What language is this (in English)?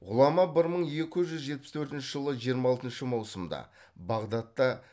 Kazakh